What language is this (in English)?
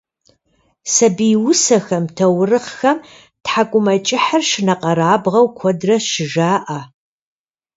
Kabardian